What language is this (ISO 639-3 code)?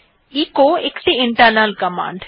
ben